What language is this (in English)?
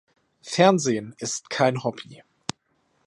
German